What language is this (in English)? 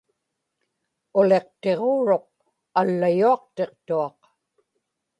Inupiaq